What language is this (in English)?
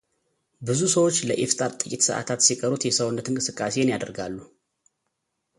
Amharic